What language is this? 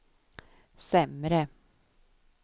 Swedish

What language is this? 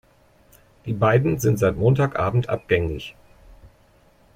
German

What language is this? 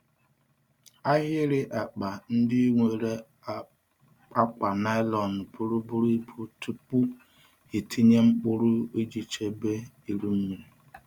Igbo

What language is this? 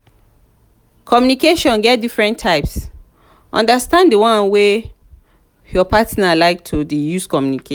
Nigerian Pidgin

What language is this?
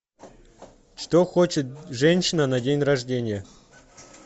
Russian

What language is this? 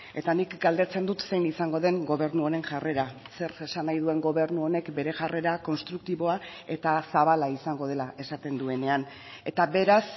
Basque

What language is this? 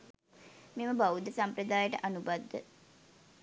Sinhala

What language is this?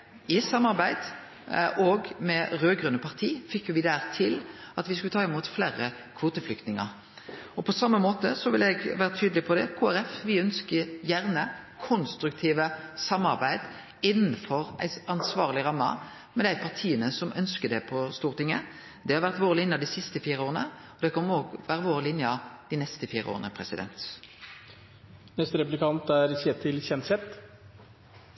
Norwegian Nynorsk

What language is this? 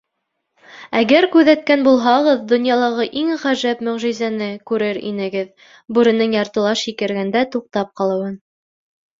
Bashkir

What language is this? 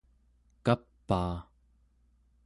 Central Yupik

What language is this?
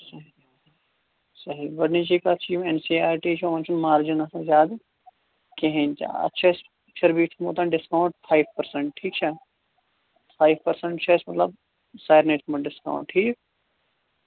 Kashmiri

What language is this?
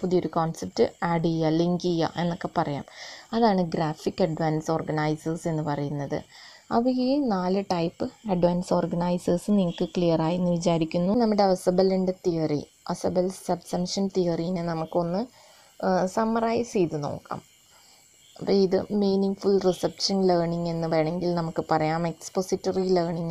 Romanian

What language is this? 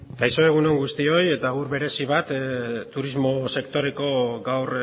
Basque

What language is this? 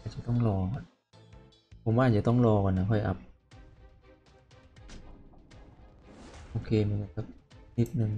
Thai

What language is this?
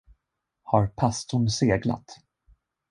Swedish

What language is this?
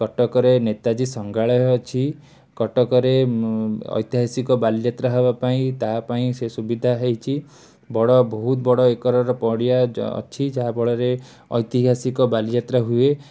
Odia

